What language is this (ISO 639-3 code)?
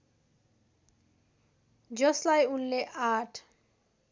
nep